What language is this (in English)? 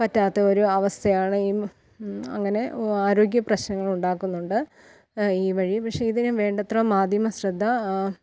Malayalam